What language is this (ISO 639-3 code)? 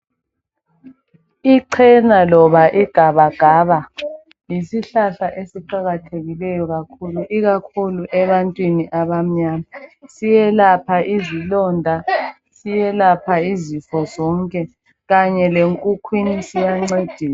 nde